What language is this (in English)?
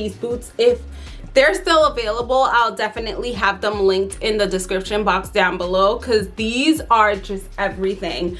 English